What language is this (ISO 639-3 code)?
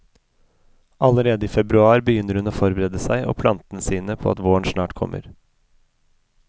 nor